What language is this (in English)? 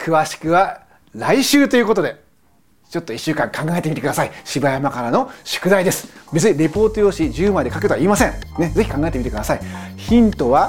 Japanese